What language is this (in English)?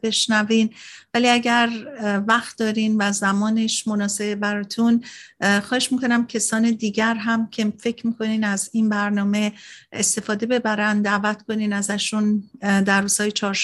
Persian